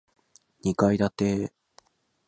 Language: Japanese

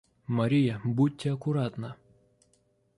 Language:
Russian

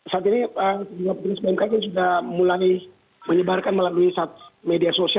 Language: Indonesian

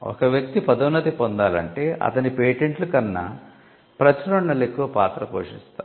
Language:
Telugu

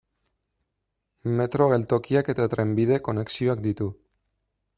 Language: Basque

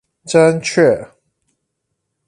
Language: Chinese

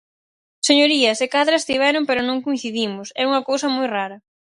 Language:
Galician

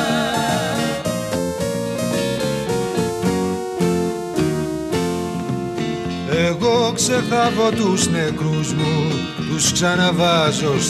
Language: Greek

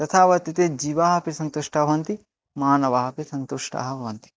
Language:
Sanskrit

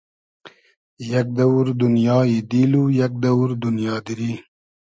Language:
Hazaragi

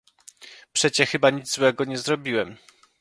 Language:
Polish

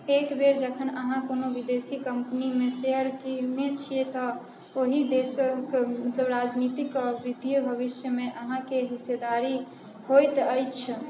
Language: Maithili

